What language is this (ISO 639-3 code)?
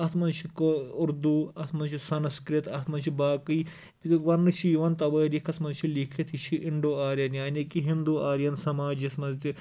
kas